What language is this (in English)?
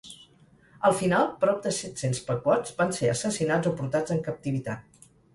Catalan